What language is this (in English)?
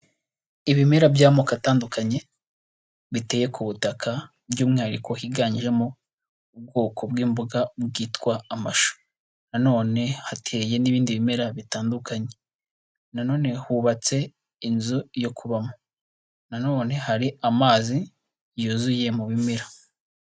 Kinyarwanda